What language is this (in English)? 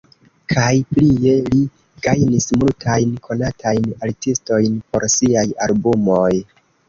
Esperanto